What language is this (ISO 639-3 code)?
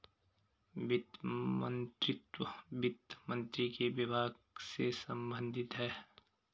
hin